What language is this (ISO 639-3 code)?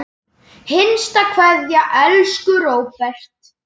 isl